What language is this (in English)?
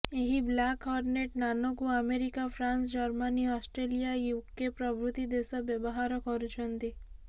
Odia